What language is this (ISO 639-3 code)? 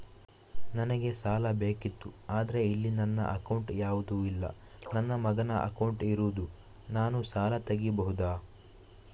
kan